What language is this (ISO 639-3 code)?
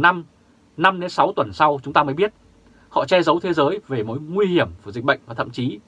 vie